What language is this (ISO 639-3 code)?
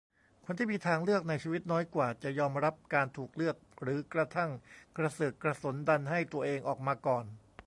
tha